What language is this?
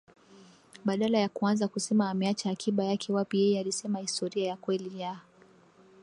Swahili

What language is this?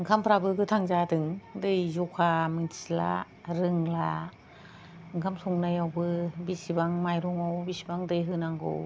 Bodo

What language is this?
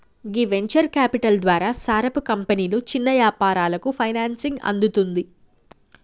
Telugu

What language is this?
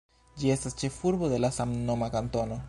Esperanto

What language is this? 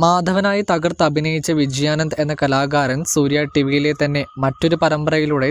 Hindi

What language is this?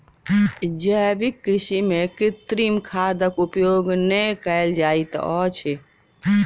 Maithili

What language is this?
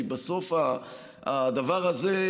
Hebrew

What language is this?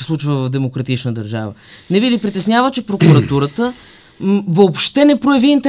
Bulgarian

